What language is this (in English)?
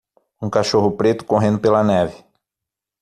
Portuguese